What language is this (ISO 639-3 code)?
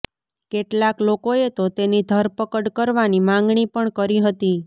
guj